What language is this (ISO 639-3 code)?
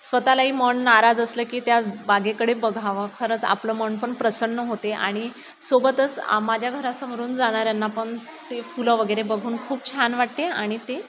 mar